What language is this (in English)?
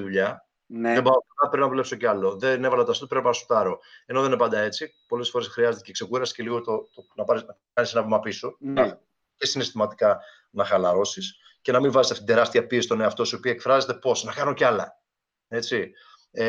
Greek